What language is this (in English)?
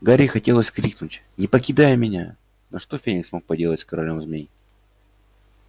Russian